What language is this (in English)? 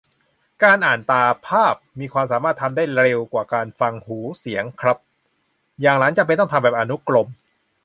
Thai